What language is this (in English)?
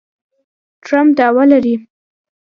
Pashto